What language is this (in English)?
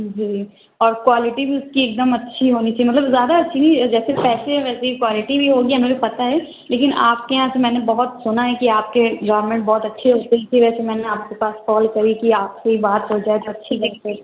Urdu